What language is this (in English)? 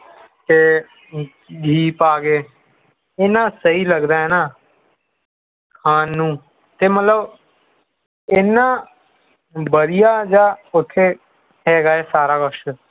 Punjabi